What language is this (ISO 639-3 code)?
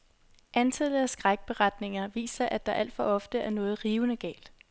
dan